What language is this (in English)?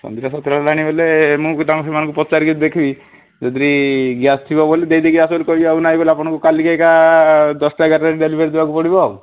Odia